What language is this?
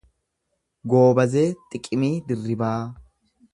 Oromo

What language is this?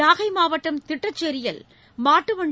Tamil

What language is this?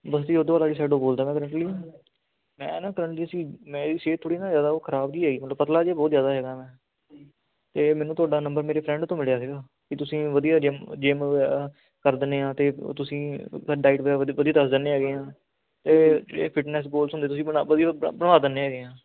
Punjabi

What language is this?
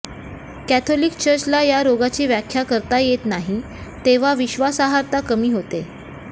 Marathi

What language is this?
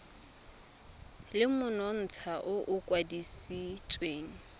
Tswana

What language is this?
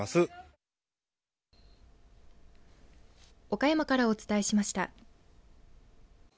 Japanese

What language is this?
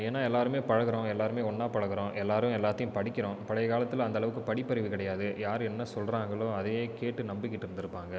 Tamil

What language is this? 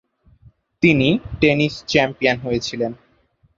Bangla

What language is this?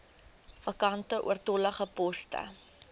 Afrikaans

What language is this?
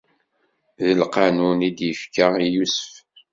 Kabyle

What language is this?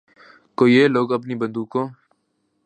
Urdu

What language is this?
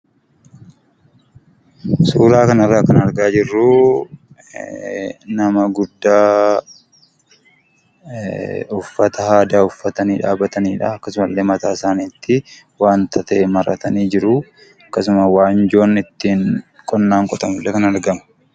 Oromo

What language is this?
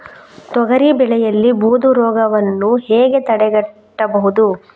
Kannada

